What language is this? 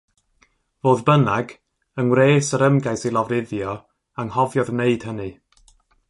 Welsh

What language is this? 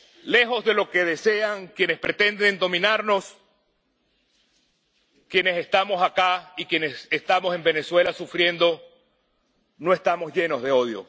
Spanish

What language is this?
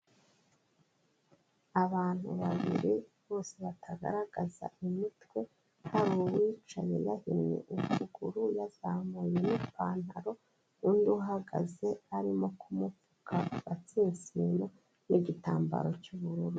Kinyarwanda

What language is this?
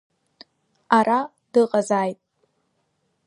Abkhazian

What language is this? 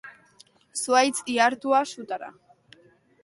Basque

